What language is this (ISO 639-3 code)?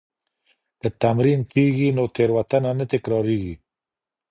pus